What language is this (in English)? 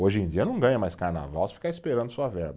Portuguese